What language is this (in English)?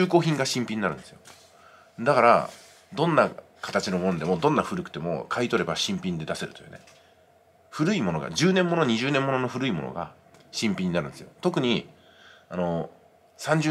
Japanese